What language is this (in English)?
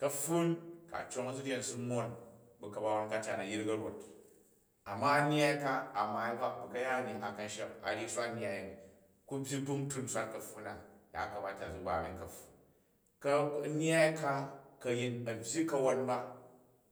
Jju